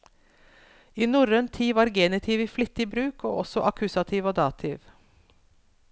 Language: Norwegian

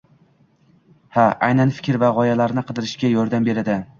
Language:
Uzbek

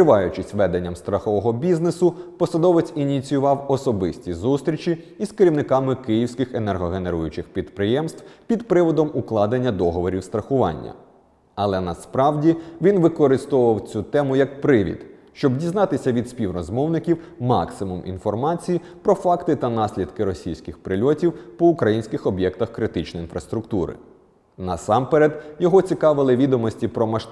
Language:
Ukrainian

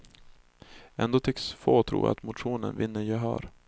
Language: Swedish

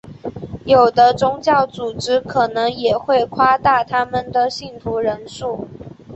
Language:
Chinese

